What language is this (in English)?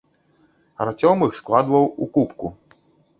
Belarusian